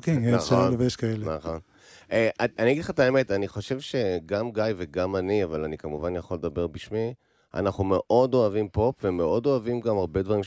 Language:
Hebrew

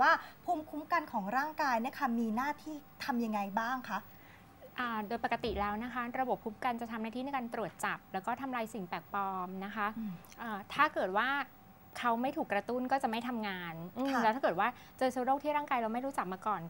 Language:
Thai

